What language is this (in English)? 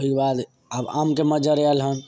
Maithili